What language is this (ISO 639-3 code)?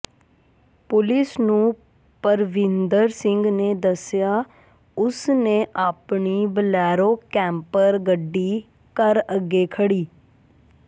pan